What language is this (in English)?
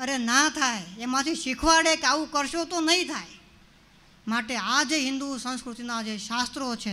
Gujarati